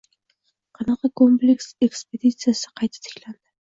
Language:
Uzbek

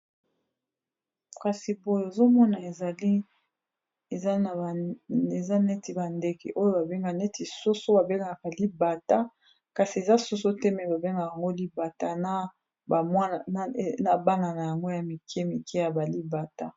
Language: Lingala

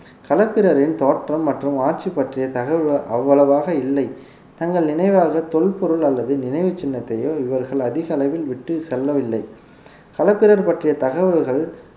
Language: Tamil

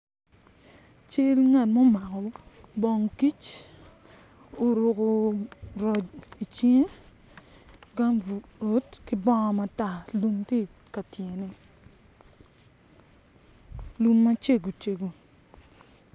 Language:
Acoli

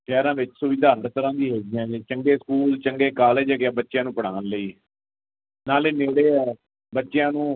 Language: Punjabi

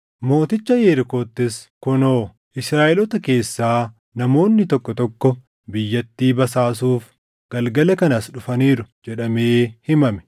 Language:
Oromo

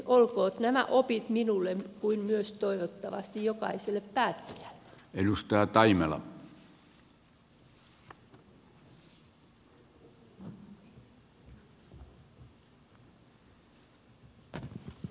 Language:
Finnish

